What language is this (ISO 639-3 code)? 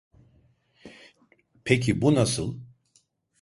tur